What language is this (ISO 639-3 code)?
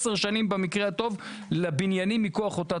heb